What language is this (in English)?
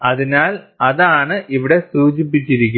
Malayalam